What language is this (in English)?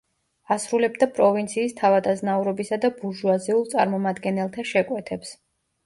Georgian